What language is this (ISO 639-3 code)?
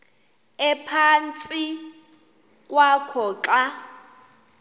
xho